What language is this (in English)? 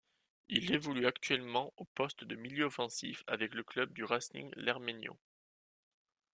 French